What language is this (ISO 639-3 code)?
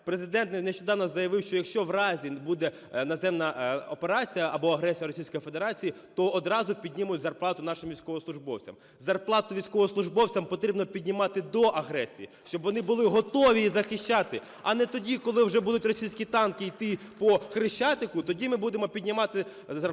ukr